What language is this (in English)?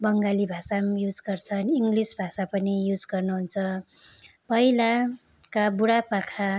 Nepali